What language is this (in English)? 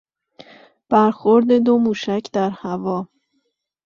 Persian